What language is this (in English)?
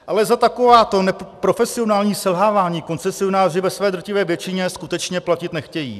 Czech